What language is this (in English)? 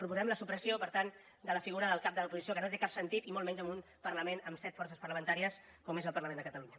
Catalan